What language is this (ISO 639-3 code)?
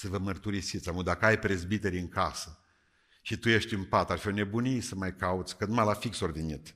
ron